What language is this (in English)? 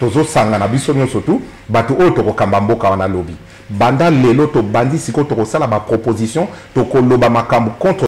French